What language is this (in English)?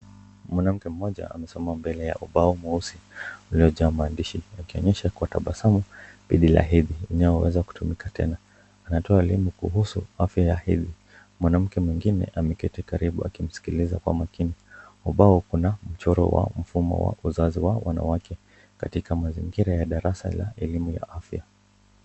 Swahili